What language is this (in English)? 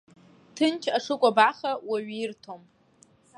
Abkhazian